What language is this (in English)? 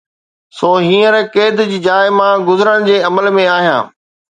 Sindhi